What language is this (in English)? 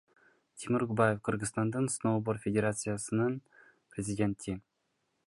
Kyrgyz